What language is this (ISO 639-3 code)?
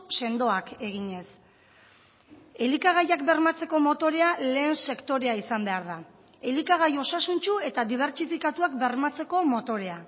eus